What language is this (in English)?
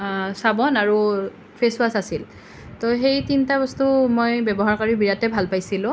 Assamese